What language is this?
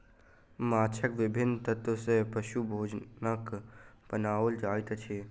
Maithili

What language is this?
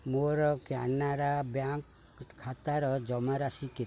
Odia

